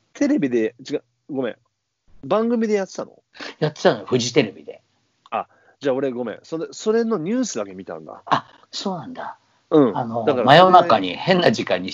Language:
Japanese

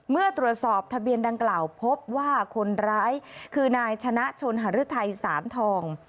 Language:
Thai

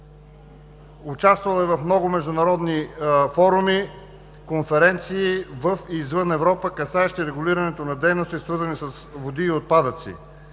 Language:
Bulgarian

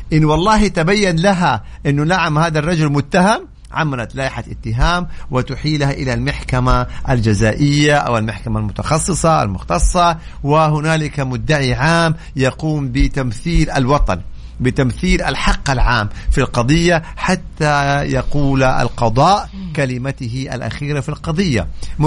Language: Arabic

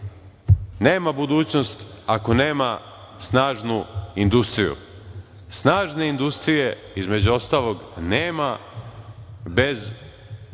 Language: Serbian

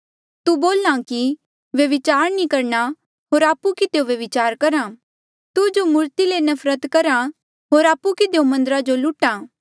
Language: Mandeali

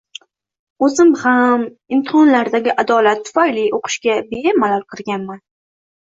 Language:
Uzbek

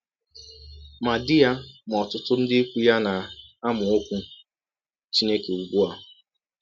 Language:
Igbo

